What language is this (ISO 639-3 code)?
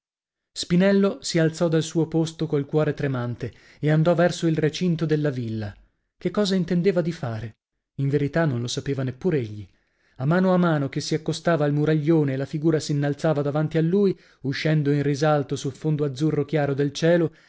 ita